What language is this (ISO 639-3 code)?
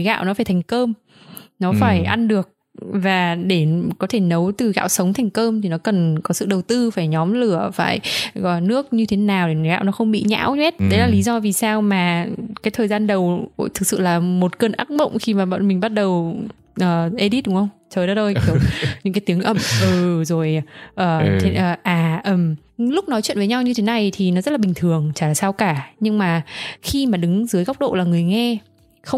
vie